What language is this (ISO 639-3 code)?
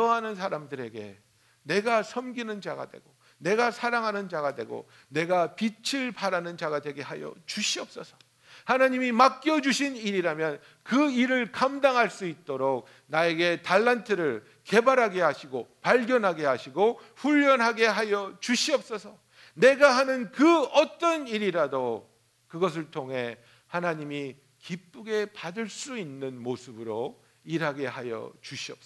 kor